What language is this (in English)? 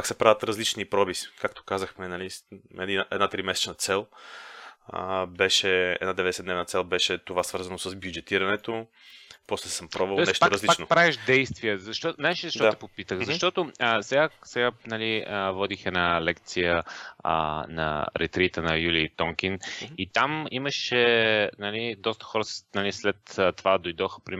Bulgarian